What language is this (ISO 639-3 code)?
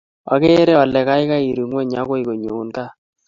kln